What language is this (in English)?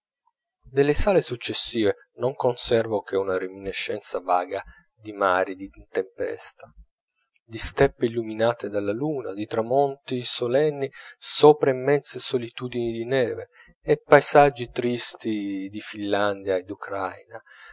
Italian